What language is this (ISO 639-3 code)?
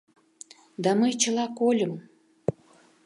chm